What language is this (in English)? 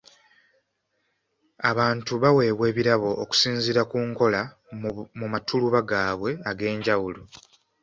Ganda